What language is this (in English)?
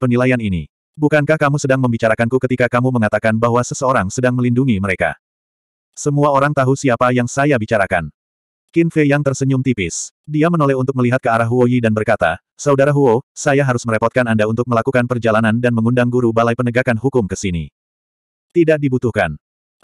Indonesian